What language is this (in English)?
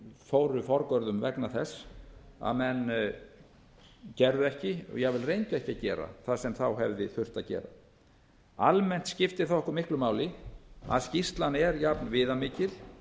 Icelandic